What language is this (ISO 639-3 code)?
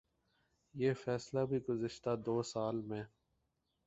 urd